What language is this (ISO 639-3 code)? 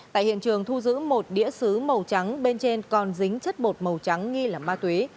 vie